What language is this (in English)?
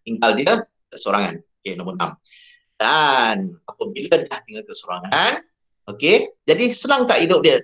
Malay